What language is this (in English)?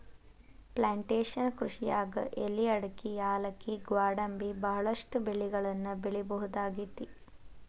Kannada